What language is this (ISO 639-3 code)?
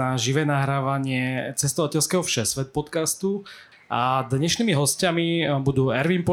slk